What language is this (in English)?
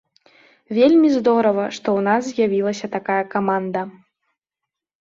Belarusian